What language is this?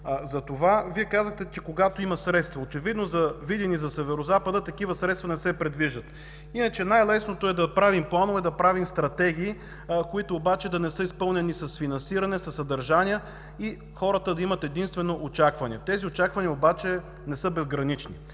Bulgarian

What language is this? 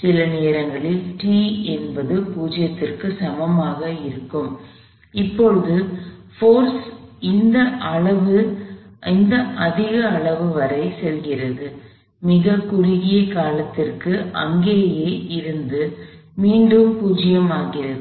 Tamil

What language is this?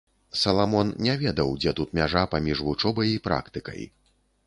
Belarusian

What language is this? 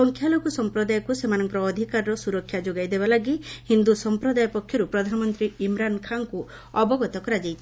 Odia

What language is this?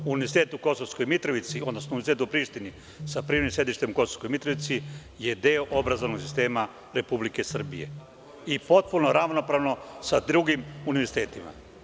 Serbian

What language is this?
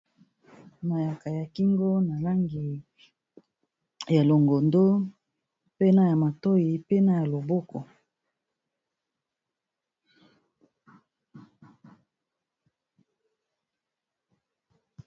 Lingala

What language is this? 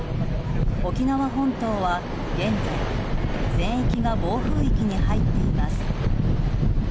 Japanese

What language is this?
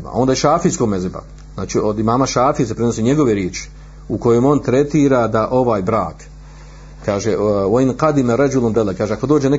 Croatian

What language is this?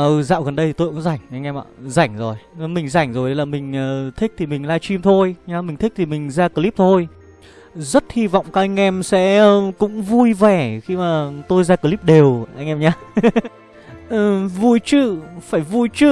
Vietnamese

